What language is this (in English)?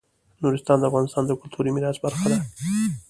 Pashto